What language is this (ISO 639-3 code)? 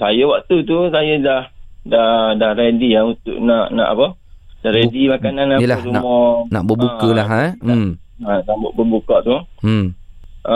msa